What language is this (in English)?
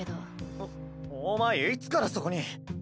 Japanese